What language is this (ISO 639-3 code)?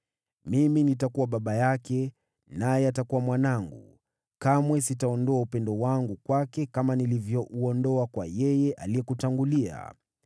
swa